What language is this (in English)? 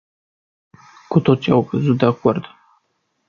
Romanian